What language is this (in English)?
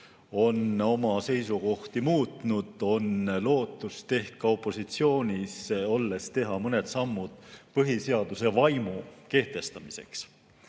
Estonian